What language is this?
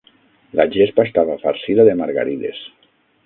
Catalan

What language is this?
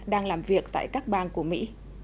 Vietnamese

